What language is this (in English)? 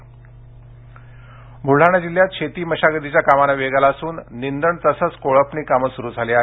Marathi